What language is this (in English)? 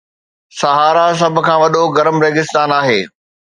Sindhi